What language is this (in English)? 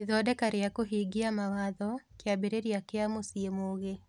Kikuyu